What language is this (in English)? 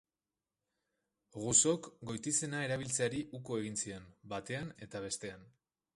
Basque